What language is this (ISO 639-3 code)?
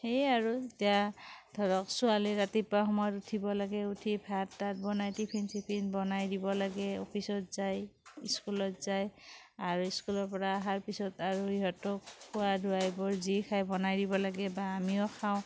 asm